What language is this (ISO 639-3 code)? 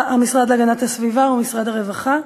heb